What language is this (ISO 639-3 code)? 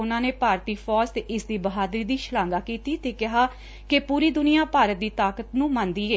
pan